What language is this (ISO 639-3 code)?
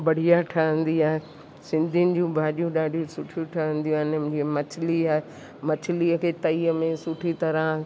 snd